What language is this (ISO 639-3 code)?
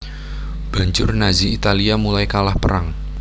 jav